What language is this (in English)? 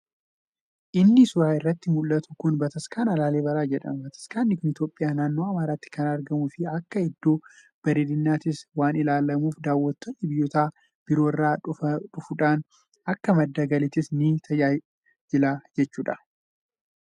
Oromo